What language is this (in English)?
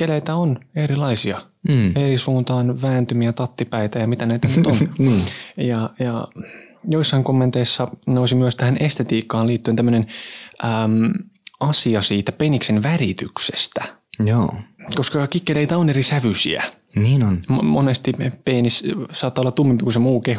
Finnish